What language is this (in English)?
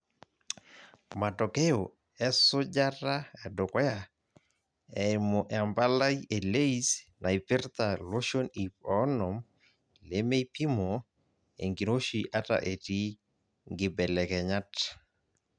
Masai